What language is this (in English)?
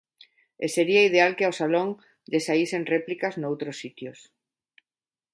Galician